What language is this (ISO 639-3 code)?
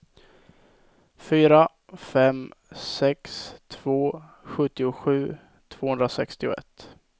swe